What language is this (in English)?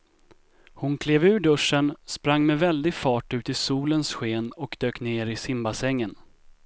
Swedish